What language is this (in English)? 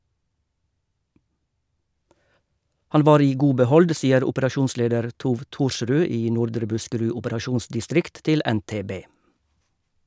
Norwegian